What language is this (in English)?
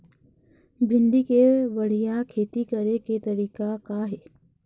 Chhattisgarhi